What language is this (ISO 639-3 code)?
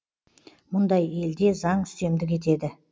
kaz